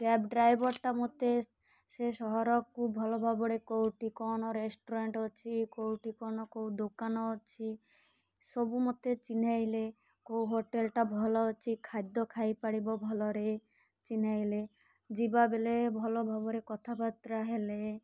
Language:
Odia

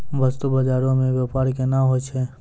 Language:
Maithili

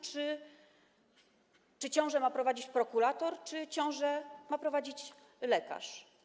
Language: Polish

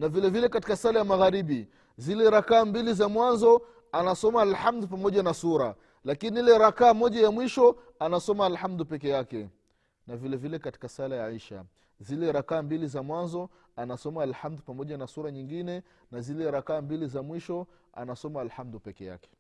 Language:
Swahili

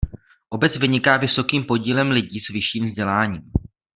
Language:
Czech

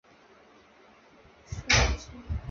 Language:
Chinese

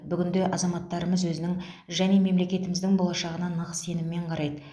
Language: Kazakh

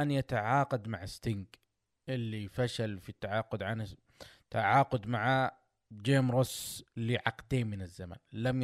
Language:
Arabic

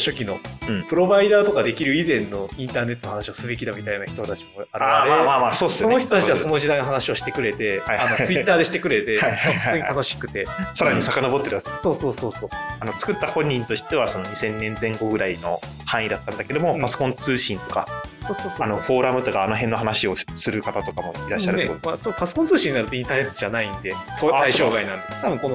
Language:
Japanese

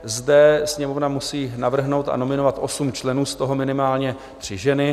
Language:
Czech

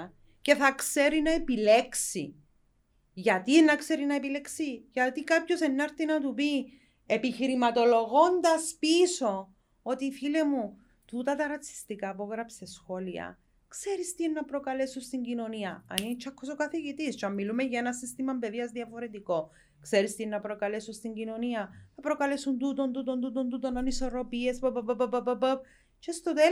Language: Greek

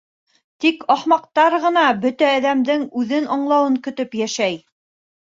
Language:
Bashkir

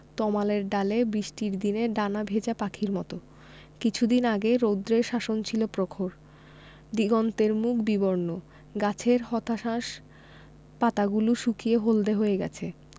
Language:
Bangla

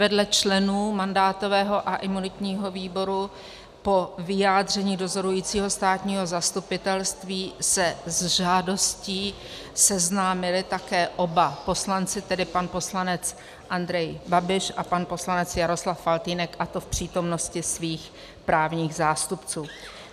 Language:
Czech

